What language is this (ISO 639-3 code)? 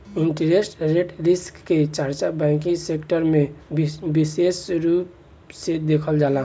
bho